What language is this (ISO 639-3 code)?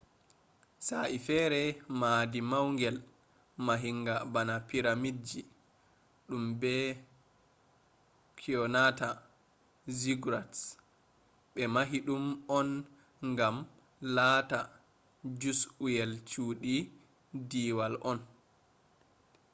ful